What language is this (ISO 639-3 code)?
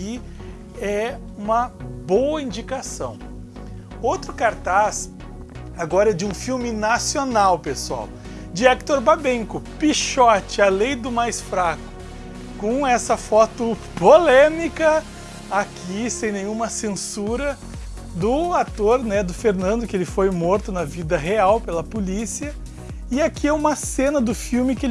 por